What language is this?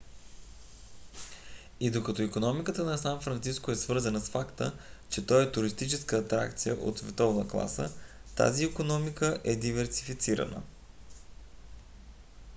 Bulgarian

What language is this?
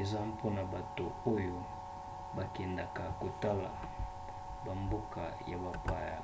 Lingala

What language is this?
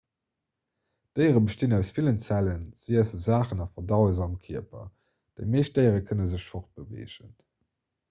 Luxembourgish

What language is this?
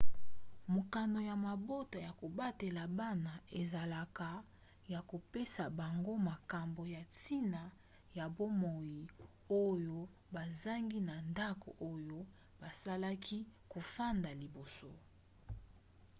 Lingala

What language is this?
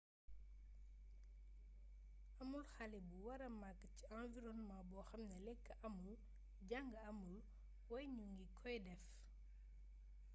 Wolof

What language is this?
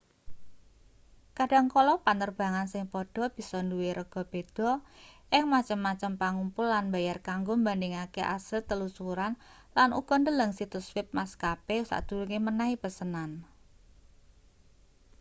Javanese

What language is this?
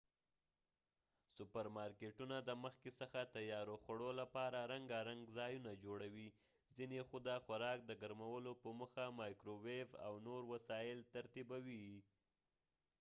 Pashto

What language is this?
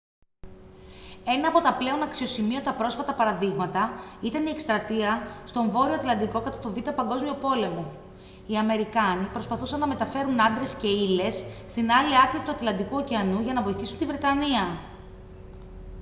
Greek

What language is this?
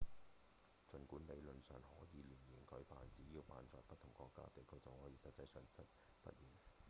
Cantonese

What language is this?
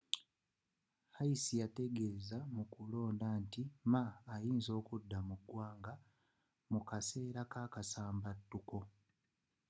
Ganda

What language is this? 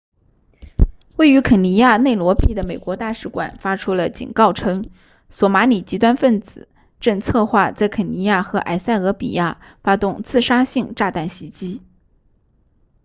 Chinese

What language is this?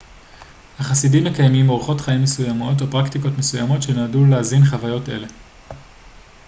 Hebrew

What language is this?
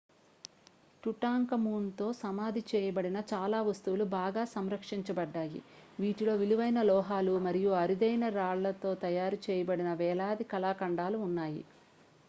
Telugu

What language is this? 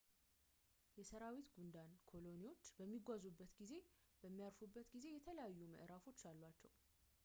Amharic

